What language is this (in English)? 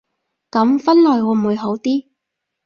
Cantonese